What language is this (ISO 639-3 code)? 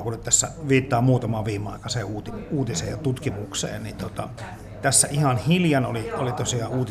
fin